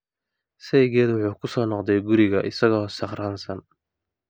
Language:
Somali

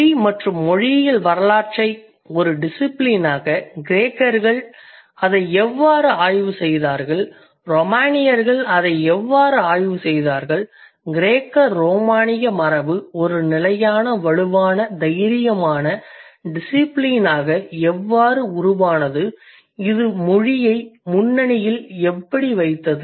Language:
Tamil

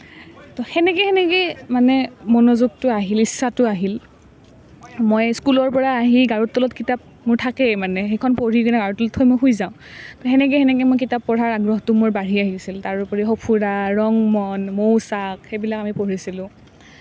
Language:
Assamese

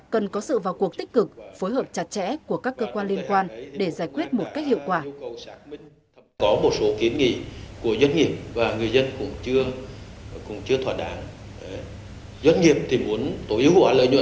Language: Vietnamese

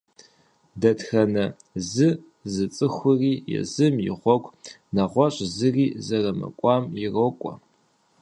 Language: Kabardian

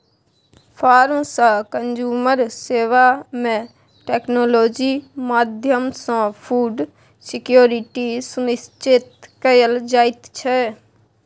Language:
Maithili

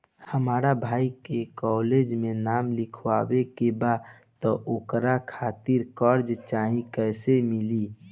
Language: Bhojpuri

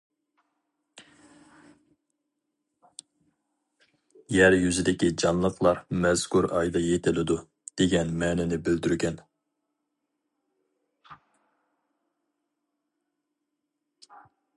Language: Uyghur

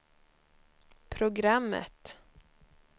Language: Swedish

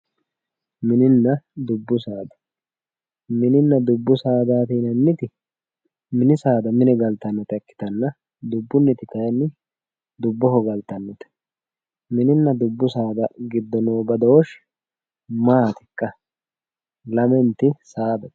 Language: Sidamo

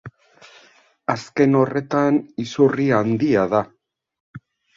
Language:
Basque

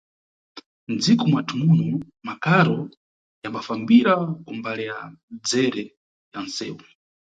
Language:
Nyungwe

